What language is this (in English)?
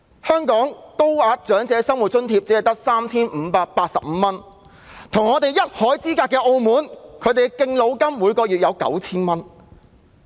Cantonese